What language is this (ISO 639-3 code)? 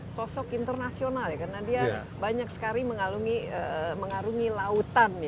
ind